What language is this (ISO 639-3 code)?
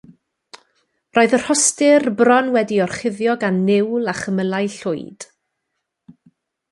cym